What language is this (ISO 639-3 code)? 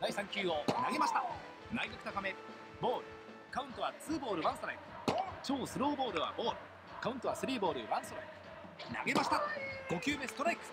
jpn